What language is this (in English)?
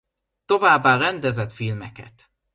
Hungarian